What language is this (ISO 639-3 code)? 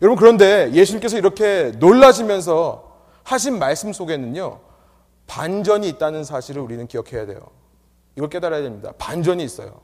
kor